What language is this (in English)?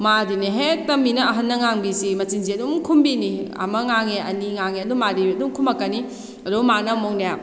Manipuri